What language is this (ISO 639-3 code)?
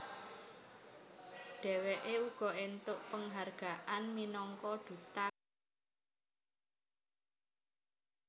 jav